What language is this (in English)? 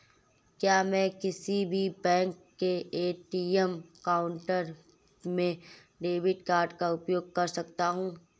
Hindi